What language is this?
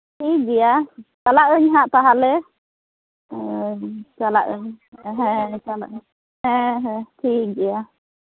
Santali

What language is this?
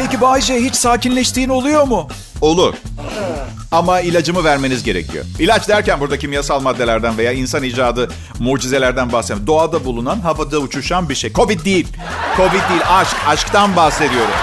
Turkish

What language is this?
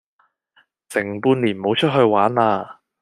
Cantonese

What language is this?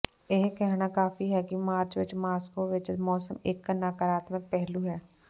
Punjabi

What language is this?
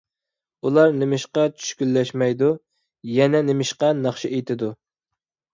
Uyghur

